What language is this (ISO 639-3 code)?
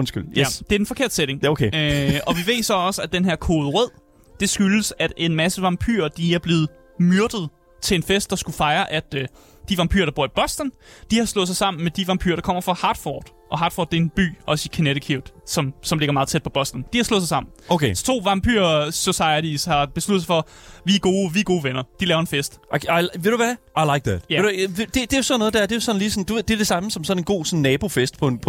dan